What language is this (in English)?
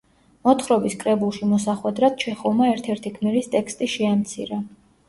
Georgian